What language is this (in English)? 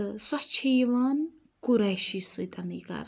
Kashmiri